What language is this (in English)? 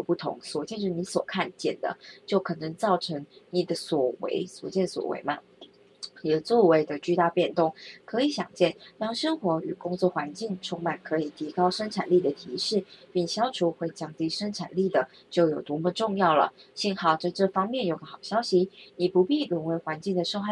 Chinese